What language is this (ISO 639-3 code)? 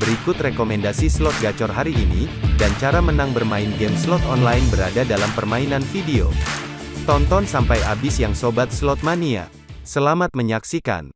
ind